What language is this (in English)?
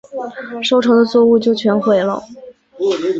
Chinese